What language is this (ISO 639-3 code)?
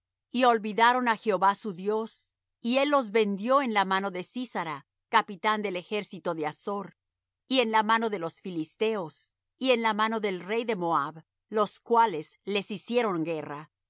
spa